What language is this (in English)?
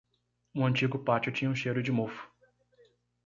Portuguese